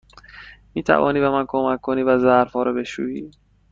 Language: Persian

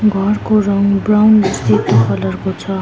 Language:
Nepali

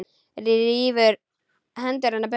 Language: Icelandic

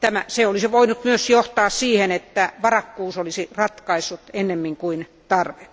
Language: Finnish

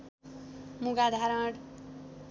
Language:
Nepali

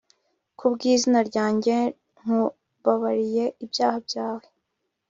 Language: Kinyarwanda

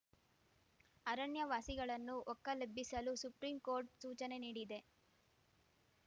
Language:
Kannada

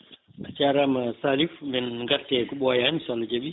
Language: Fula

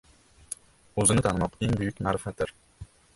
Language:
Uzbek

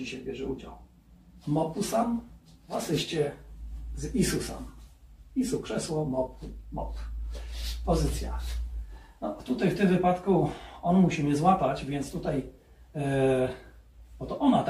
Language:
Polish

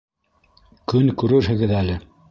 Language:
Bashkir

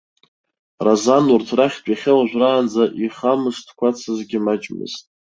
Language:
Abkhazian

